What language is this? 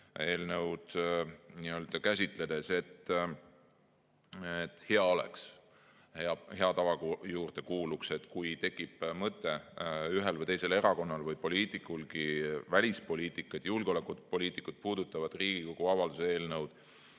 Estonian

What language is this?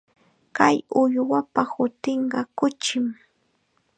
Chiquián Ancash Quechua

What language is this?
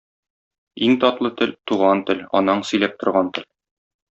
Tatar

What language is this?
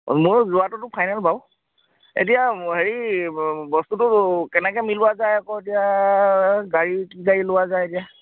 Assamese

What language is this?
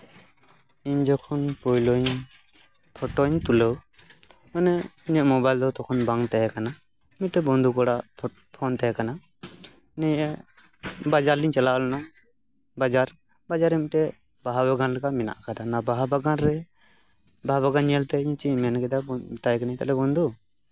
Santali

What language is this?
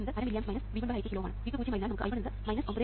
Malayalam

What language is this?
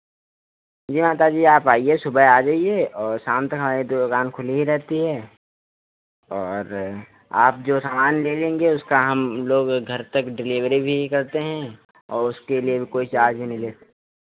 Hindi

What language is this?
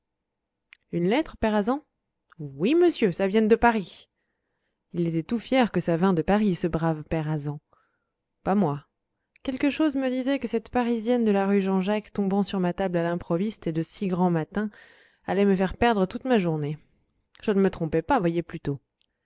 French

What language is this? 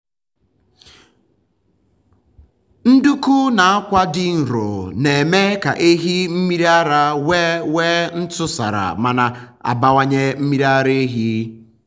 Igbo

